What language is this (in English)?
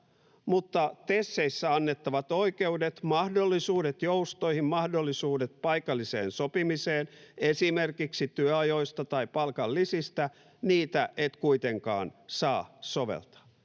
Finnish